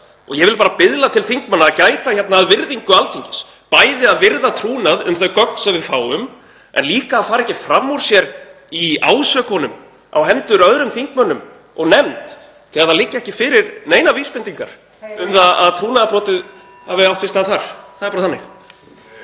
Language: Icelandic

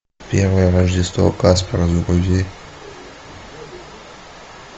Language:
Russian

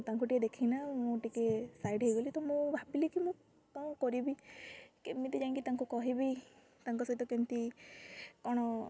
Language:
Odia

